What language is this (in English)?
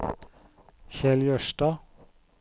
Norwegian